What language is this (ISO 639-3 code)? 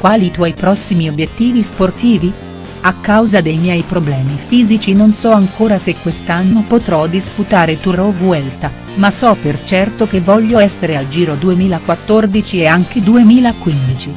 ita